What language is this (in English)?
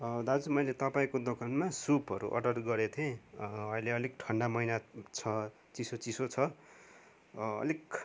Nepali